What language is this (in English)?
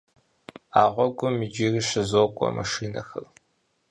Kabardian